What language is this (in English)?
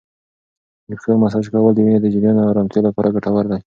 Pashto